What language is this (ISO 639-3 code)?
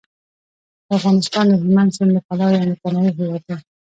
pus